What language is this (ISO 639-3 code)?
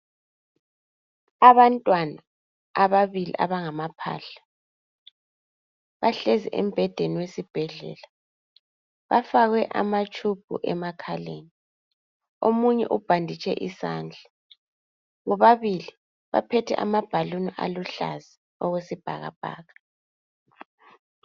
nde